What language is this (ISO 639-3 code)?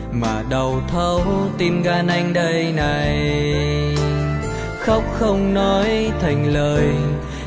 vie